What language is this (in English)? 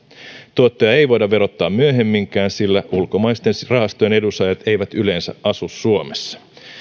Finnish